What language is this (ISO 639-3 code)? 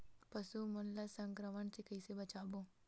hne